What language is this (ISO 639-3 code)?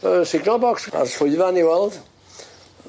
cym